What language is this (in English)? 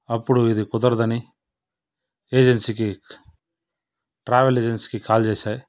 Telugu